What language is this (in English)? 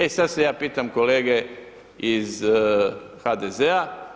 Croatian